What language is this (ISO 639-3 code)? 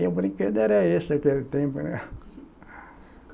por